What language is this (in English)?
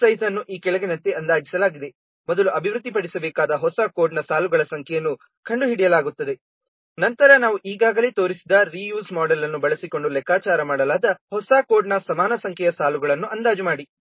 Kannada